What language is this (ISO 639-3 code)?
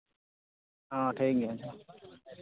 sat